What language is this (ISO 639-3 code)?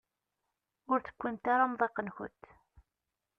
kab